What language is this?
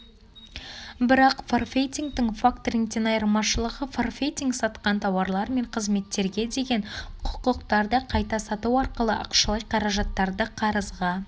Kazakh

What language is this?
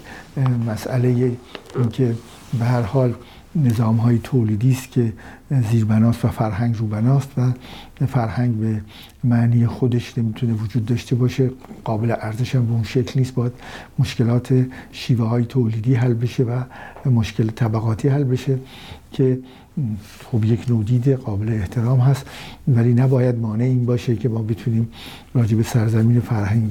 Persian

